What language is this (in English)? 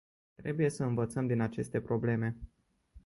Romanian